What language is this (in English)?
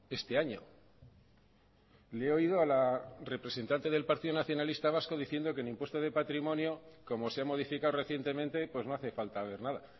Spanish